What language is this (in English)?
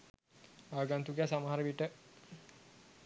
Sinhala